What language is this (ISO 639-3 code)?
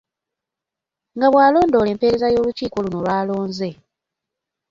lug